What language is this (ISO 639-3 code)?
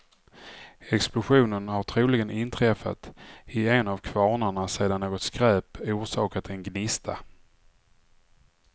swe